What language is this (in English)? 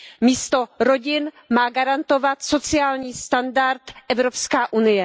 Czech